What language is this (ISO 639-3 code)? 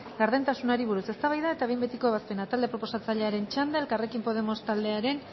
eus